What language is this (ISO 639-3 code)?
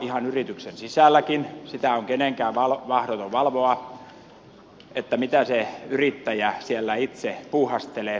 fin